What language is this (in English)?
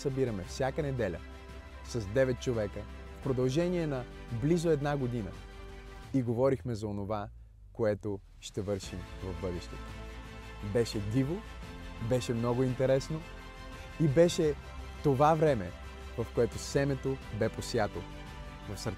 Bulgarian